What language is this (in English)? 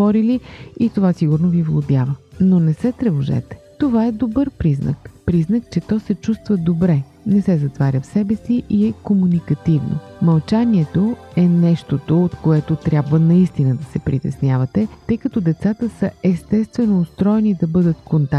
Bulgarian